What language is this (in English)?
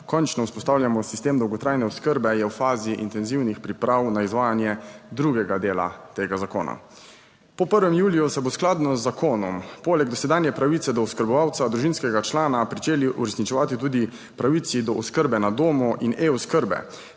Slovenian